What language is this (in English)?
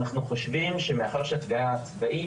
Hebrew